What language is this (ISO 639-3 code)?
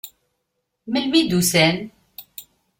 kab